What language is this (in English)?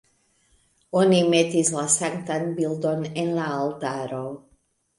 Esperanto